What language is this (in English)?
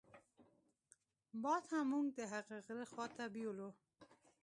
Pashto